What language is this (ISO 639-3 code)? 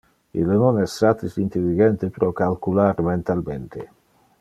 ina